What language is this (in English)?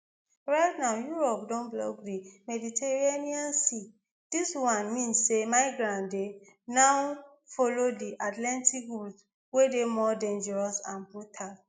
Nigerian Pidgin